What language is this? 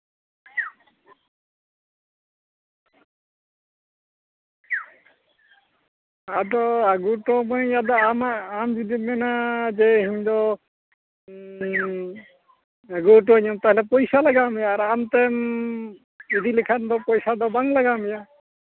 Santali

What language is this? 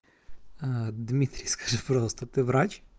Russian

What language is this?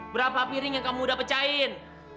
Indonesian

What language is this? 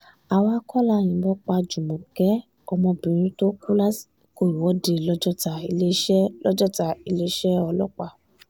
Yoruba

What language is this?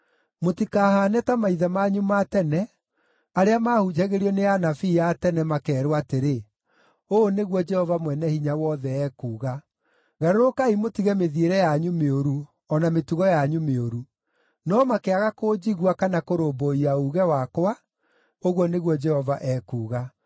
Kikuyu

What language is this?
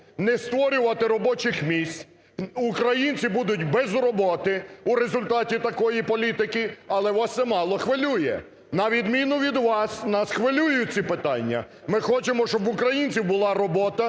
Ukrainian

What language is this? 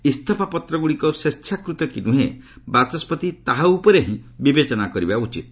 Odia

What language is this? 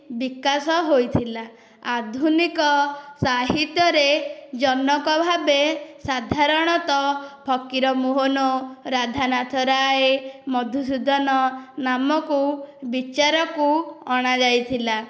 Odia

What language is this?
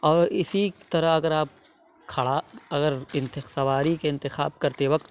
Urdu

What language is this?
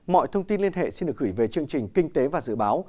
Vietnamese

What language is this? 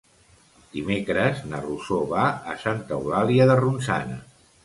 Catalan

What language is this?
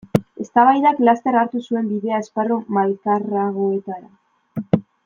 Basque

